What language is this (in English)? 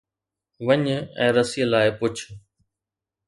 Sindhi